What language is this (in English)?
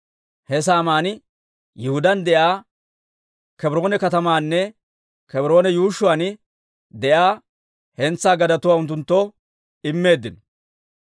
Dawro